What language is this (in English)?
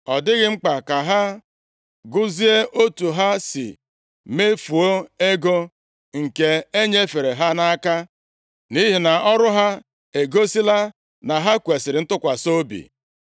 Igbo